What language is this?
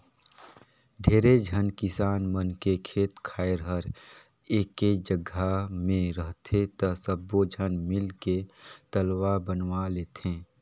Chhattisgarhi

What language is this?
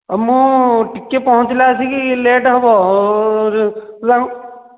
Odia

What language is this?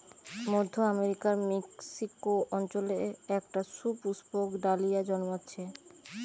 Bangla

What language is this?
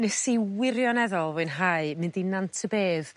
Welsh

